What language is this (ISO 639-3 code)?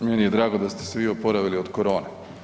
hrv